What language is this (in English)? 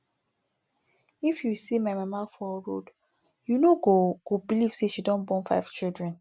Nigerian Pidgin